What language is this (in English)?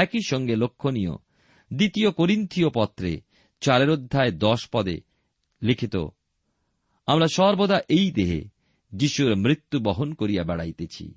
Bangla